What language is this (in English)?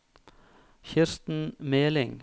Norwegian